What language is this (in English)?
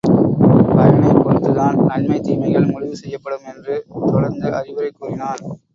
Tamil